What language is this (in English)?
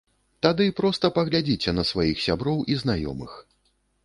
Belarusian